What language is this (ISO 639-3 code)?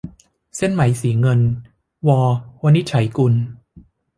tha